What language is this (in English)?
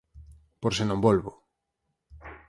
Galician